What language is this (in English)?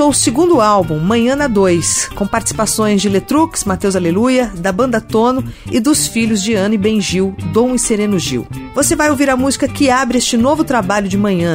Portuguese